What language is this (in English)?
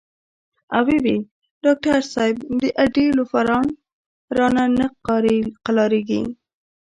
Pashto